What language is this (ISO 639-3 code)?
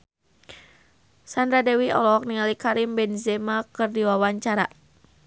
sun